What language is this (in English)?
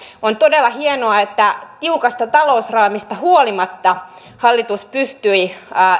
Finnish